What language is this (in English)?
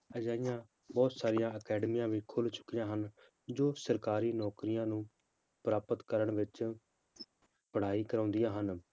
Punjabi